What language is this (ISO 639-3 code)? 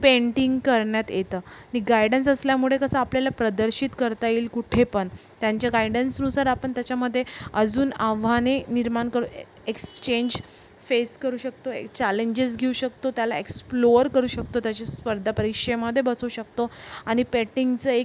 mar